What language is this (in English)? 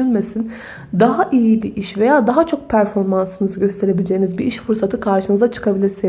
Turkish